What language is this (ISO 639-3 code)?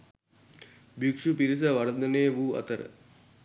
sin